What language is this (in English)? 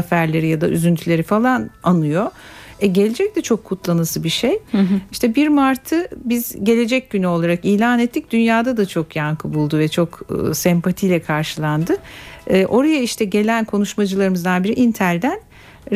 Turkish